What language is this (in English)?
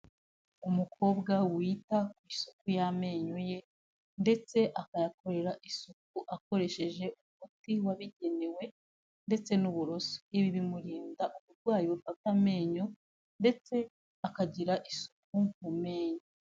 Kinyarwanda